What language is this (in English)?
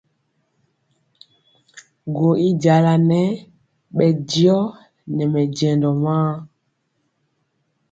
Mpiemo